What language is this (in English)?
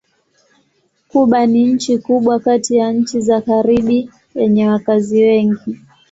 Swahili